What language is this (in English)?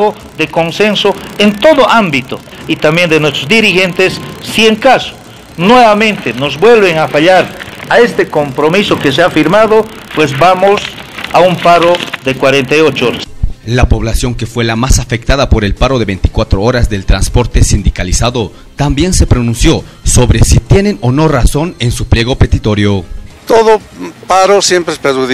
Spanish